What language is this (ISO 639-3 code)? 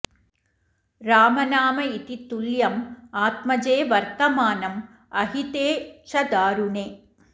san